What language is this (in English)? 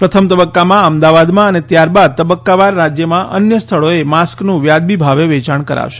Gujarati